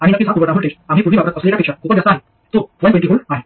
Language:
Marathi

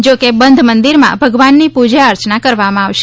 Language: Gujarati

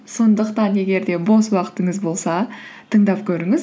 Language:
Kazakh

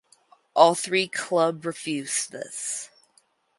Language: English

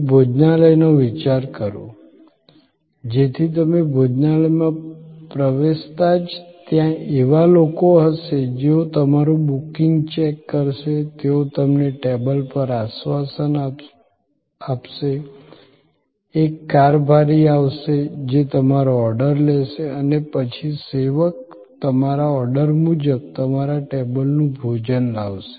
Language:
Gujarati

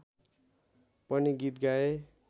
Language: Nepali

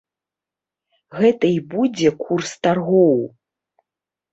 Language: Belarusian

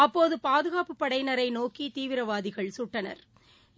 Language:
Tamil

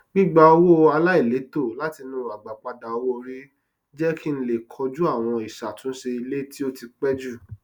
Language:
Yoruba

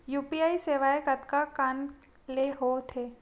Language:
Chhattisgarhi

